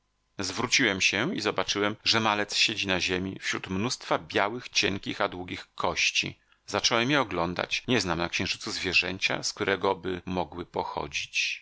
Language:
Polish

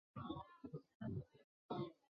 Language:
Chinese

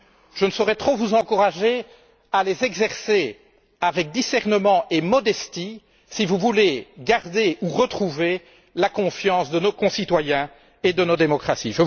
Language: French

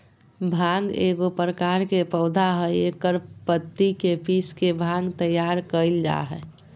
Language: Magahi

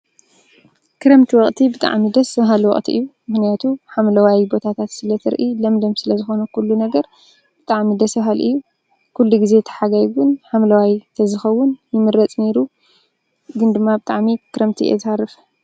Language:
Tigrinya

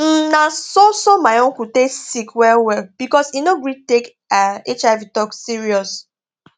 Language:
Nigerian Pidgin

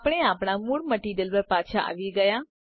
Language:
Gujarati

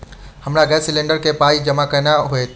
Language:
Maithili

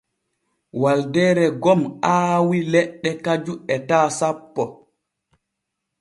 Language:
Borgu Fulfulde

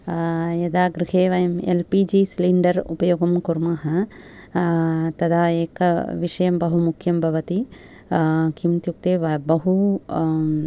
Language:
Sanskrit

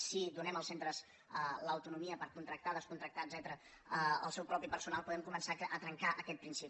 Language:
Catalan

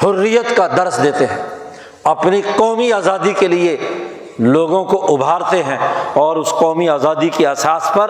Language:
Urdu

